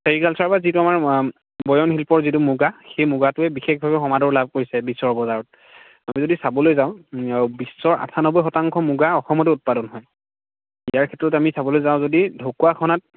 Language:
Assamese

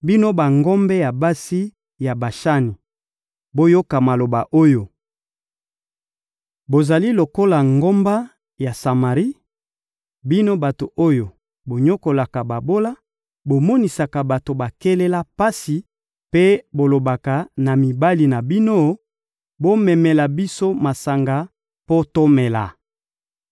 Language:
Lingala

